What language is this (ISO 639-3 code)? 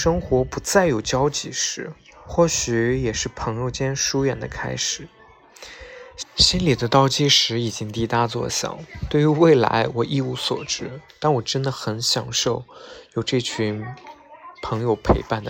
zho